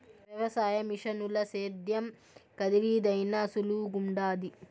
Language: Telugu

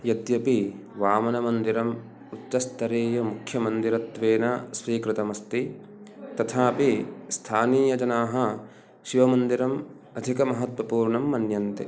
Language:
Sanskrit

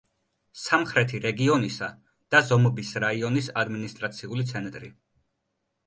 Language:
Georgian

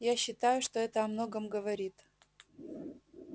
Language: Russian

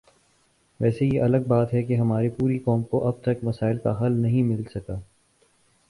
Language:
Urdu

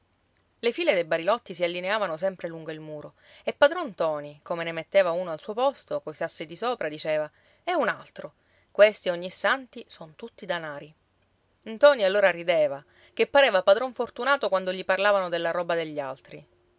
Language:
Italian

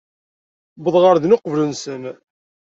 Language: Kabyle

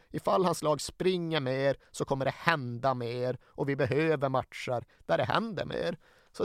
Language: Swedish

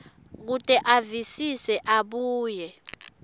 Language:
Swati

